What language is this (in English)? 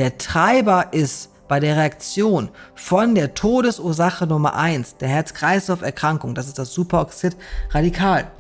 German